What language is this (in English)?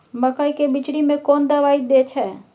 Maithili